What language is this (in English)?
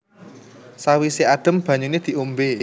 Javanese